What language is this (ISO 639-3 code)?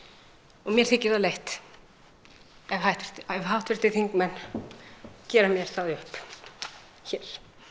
isl